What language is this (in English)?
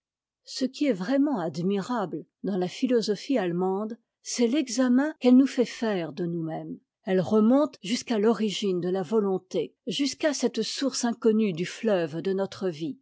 French